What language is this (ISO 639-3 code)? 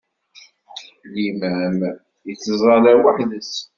kab